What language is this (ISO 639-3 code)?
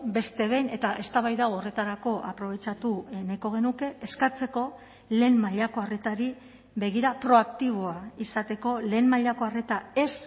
eus